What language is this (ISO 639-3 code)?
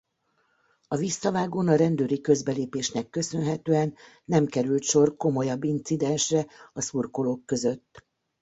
hun